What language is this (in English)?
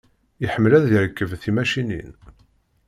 Kabyle